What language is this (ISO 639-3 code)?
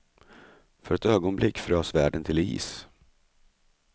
swe